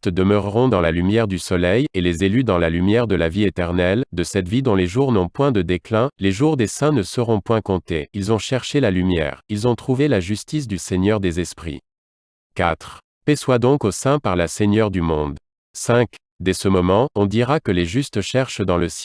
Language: French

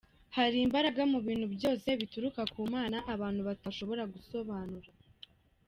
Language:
Kinyarwanda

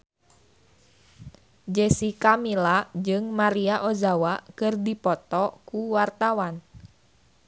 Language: Sundanese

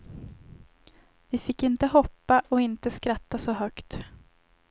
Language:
Swedish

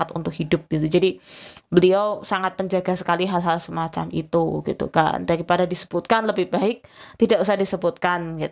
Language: Indonesian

